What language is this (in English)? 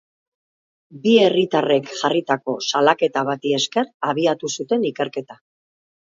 Basque